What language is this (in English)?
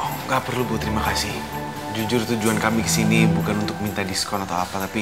Indonesian